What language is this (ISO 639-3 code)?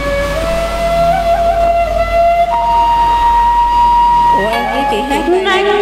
tha